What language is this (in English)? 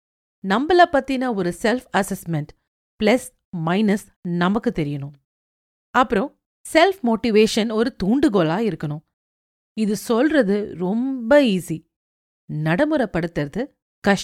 Tamil